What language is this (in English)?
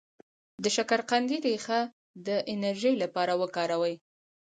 Pashto